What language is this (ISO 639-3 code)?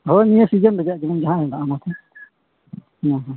sat